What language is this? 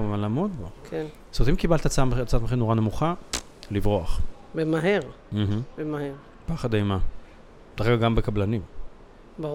Hebrew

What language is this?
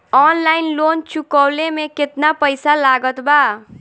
Bhojpuri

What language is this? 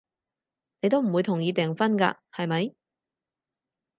Cantonese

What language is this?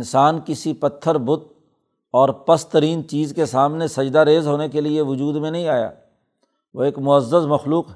Urdu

